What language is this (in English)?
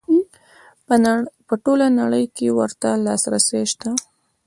Pashto